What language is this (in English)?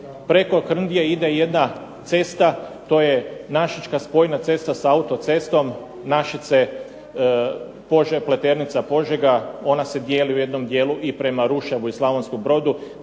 Croatian